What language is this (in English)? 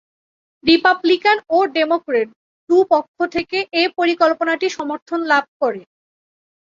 Bangla